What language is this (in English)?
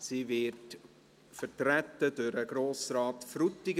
Swiss German